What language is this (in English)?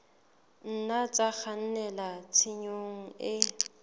Southern Sotho